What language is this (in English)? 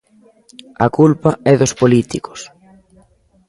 Galician